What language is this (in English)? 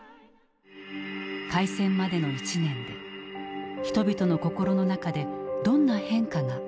Japanese